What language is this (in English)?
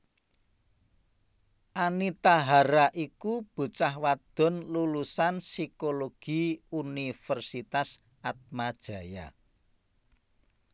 Javanese